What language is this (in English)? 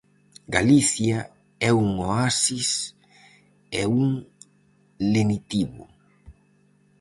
Galician